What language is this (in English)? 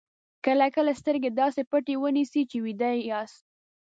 Pashto